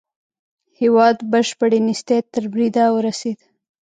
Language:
Pashto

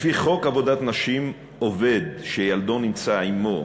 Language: Hebrew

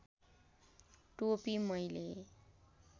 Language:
Nepali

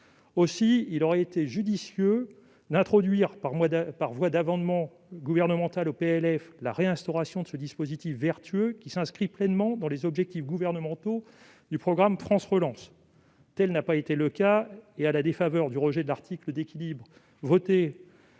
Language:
French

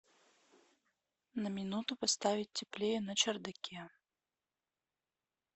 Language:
Russian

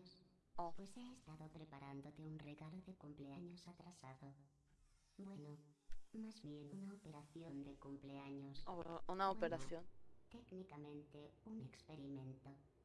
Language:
Spanish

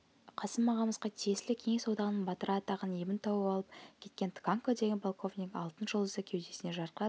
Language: Kazakh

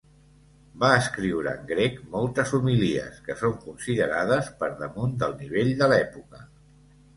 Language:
Catalan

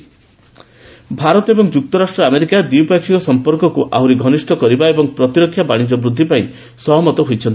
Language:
Odia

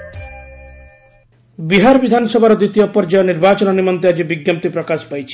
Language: Odia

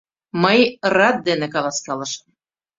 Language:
Mari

